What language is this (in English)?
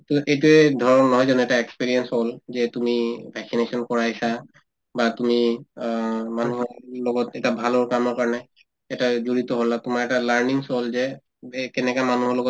Assamese